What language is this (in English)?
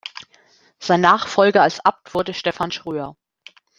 German